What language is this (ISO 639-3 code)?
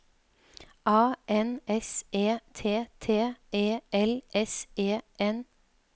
nor